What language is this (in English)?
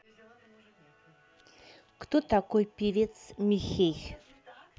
Russian